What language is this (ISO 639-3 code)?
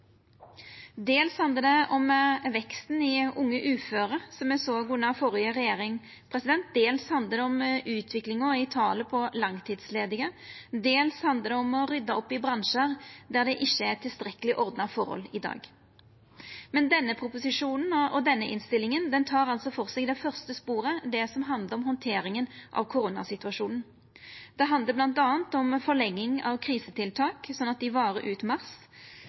nno